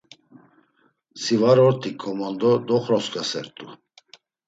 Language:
Laz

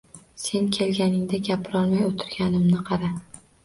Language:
Uzbek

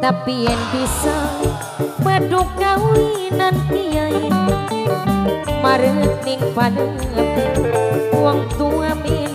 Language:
Indonesian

